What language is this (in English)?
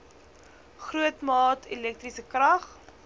Afrikaans